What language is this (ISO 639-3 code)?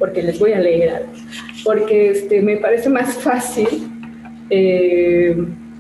spa